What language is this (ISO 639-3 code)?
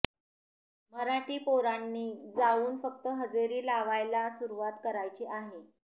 mar